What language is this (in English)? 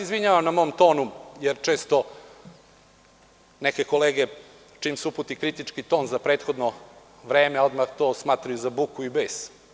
Serbian